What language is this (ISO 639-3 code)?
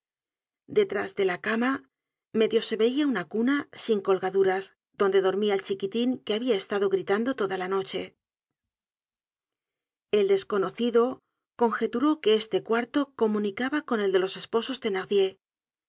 spa